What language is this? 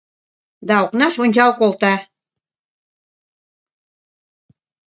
Mari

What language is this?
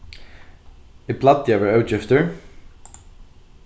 Faroese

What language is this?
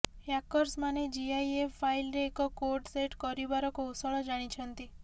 Odia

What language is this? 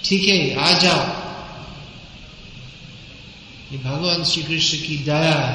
Hindi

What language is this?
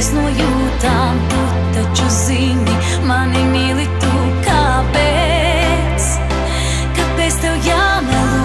Latvian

